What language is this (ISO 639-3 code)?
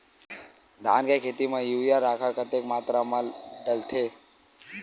hne